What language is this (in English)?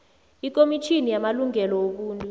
South Ndebele